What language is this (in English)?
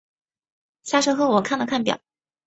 Chinese